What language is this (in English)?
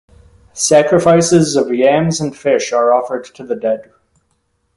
English